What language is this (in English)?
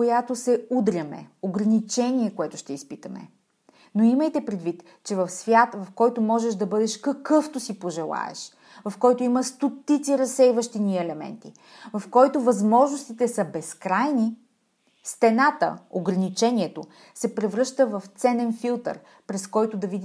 Bulgarian